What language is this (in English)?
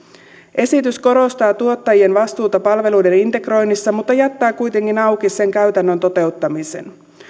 Finnish